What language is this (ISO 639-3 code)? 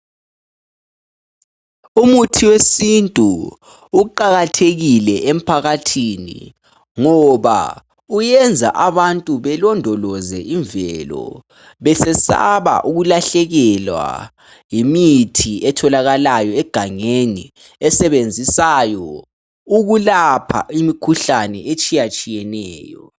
nde